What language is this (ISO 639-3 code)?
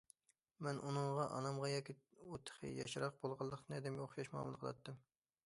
uig